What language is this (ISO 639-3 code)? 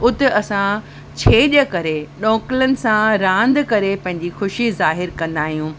snd